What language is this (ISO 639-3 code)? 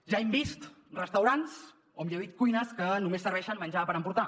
cat